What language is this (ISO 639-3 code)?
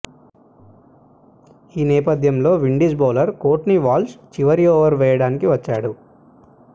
tel